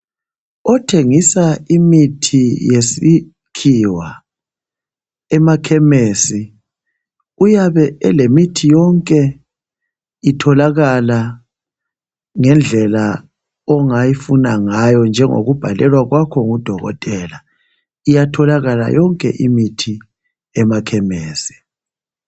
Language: North Ndebele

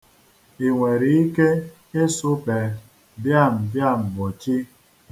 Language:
Igbo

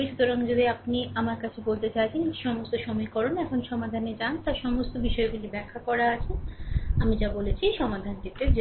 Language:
Bangla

